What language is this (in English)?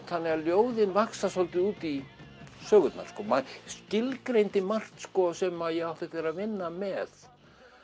Icelandic